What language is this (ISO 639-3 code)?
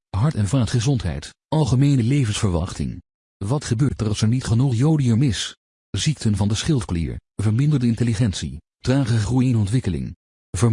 nld